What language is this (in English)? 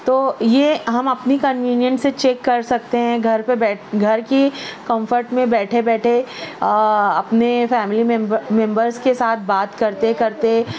Urdu